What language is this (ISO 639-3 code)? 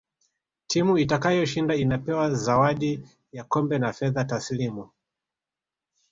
swa